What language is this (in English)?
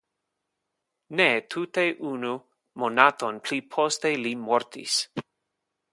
Esperanto